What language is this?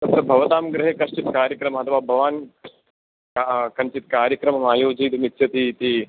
Sanskrit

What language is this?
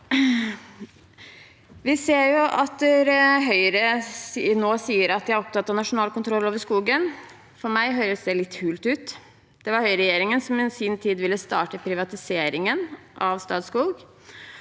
Norwegian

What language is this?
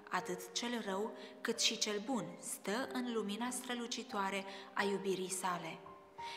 Romanian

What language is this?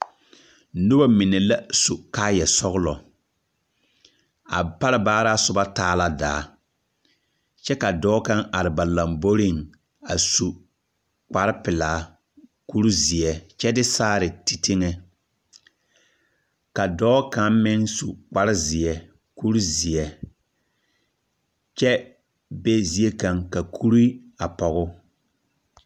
Southern Dagaare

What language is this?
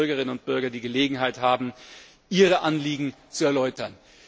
German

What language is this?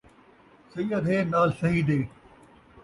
Saraiki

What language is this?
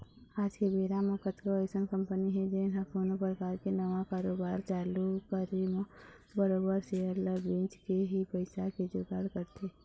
Chhattisgarhi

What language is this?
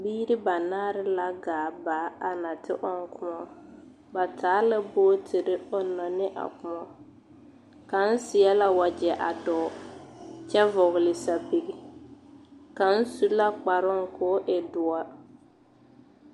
Southern Dagaare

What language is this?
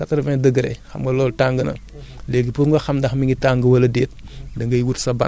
Wolof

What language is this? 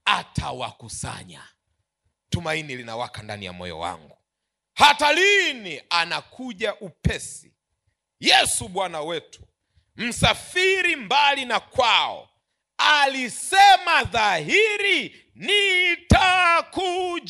Swahili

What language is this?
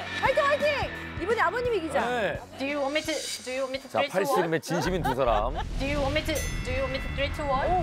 Korean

